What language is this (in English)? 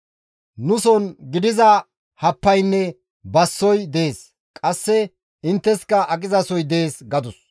Gamo